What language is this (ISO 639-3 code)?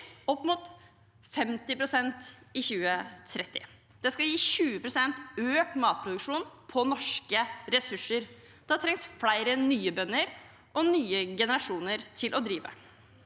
nor